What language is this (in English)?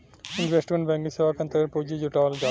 Bhojpuri